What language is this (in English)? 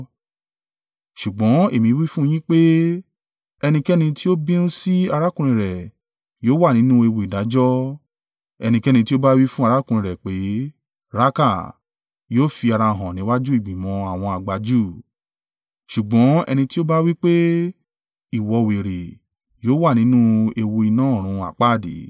Yoruba